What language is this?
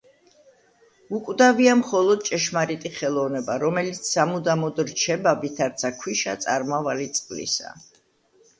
Georgian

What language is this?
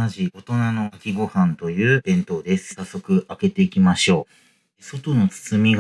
Japanese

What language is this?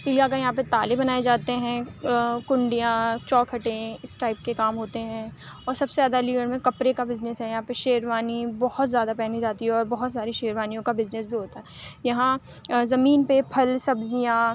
Urdu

